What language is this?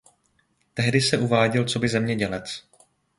Czech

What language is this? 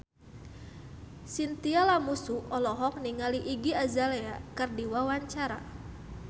Sundanese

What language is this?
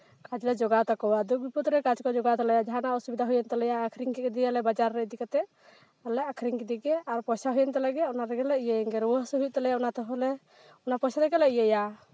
Santali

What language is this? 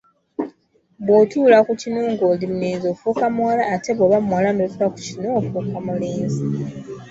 Ganda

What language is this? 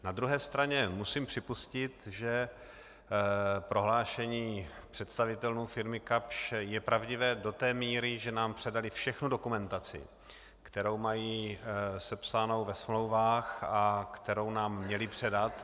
Czech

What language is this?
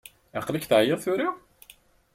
Kabyle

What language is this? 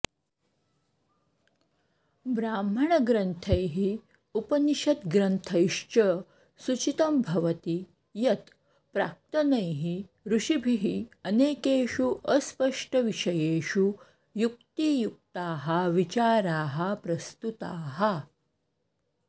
Sanskrit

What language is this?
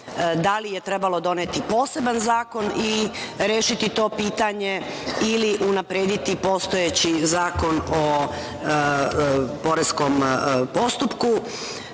Serbian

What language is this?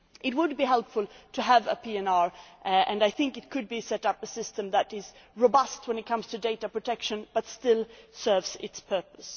English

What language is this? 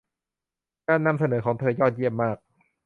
Thai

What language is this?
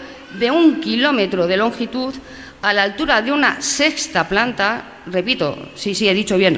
Spanish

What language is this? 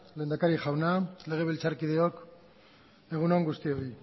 Basque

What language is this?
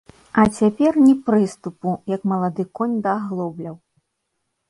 Belarusian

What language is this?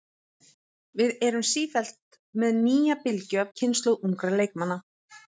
Icelandic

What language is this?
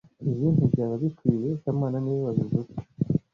Kinyarwanda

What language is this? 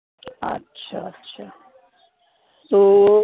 Urdu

